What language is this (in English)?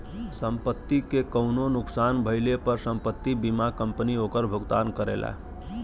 Bhojpuri